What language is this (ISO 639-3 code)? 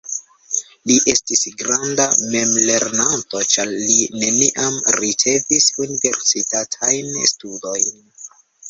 epo